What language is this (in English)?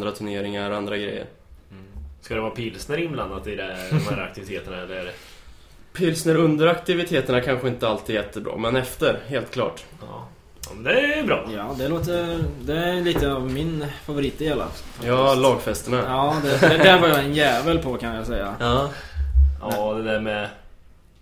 Swedish